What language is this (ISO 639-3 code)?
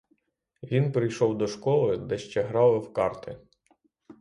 ukr